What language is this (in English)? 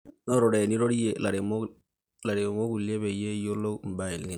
Masai